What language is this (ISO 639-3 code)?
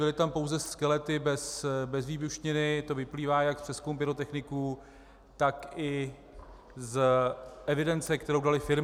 ces